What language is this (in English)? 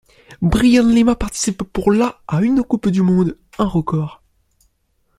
French